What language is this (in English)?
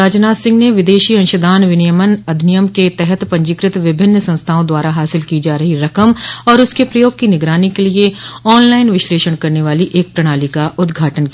Hindi